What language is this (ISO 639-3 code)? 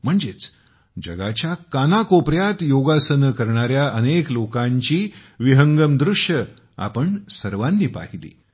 mar